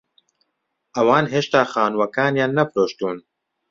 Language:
Central Kurdish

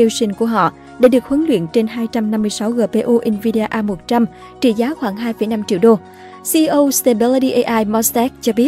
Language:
Vietnamese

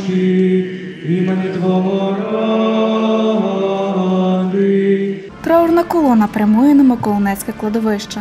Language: Ukrainian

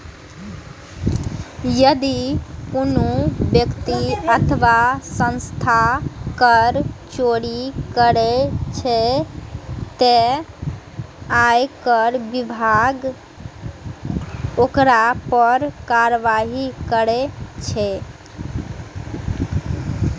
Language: Maithili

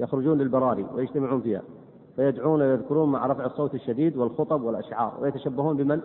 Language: Arabic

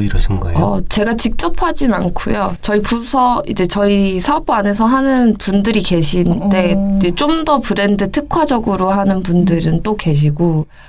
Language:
Korean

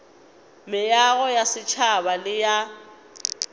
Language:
Northern Sotho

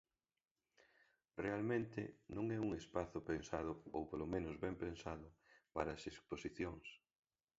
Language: Galician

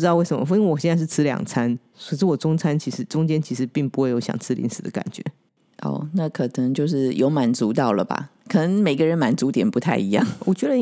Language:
Chinese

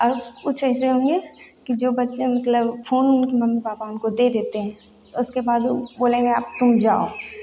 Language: Hindi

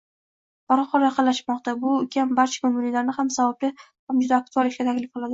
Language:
Uzbek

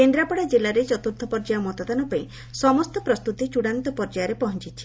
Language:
Odia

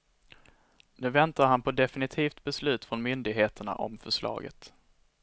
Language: Swedish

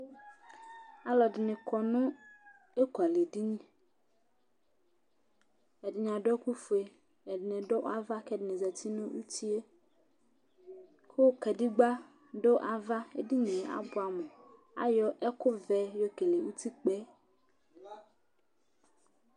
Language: Ikposo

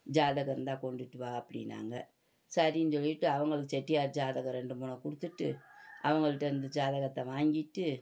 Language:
Tamil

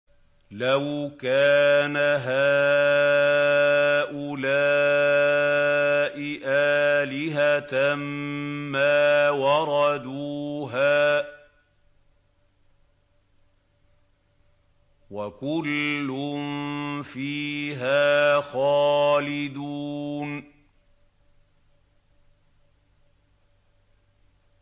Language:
Arabic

